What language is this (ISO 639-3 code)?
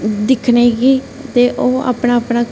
doi